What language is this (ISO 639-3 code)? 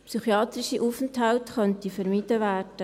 gsw